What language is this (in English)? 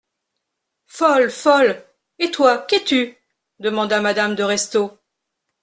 French